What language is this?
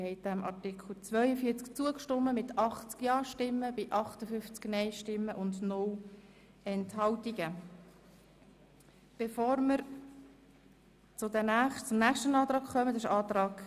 Swiss German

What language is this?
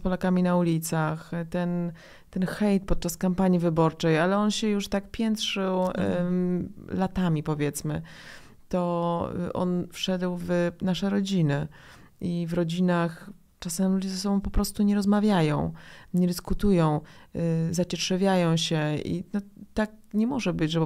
Polish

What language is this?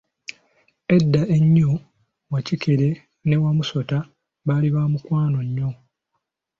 Ganda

